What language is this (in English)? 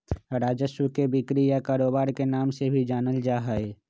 Magahi